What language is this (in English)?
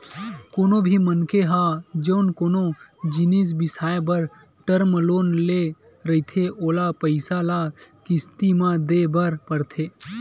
Chhattisgarhi